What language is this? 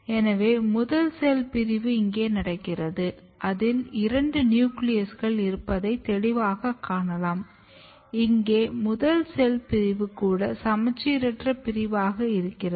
Tamil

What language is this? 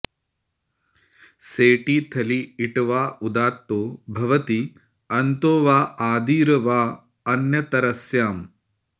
Sanskrit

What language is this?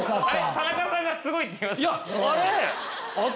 Japanese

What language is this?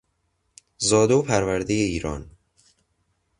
Persian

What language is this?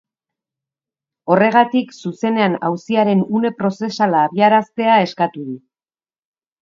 Basque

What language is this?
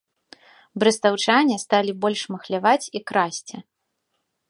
Belarusian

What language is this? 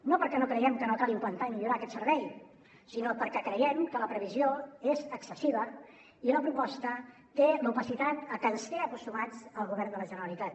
Catalan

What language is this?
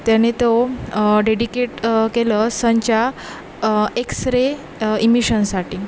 Marathi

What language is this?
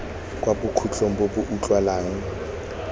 Tswana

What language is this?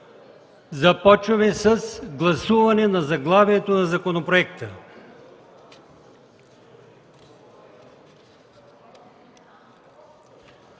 Bulgarian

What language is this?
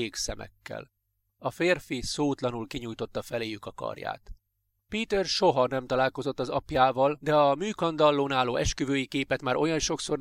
Hungarian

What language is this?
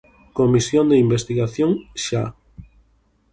Galician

